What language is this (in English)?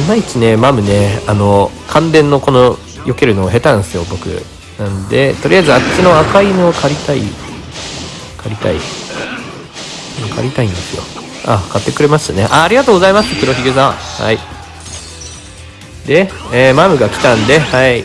Japanese